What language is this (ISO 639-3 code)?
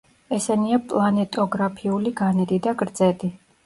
kat